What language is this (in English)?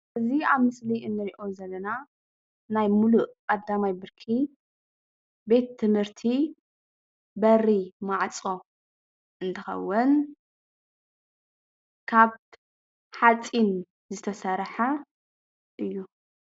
Tigrinya